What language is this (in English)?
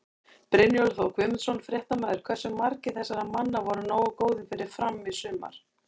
Icelandic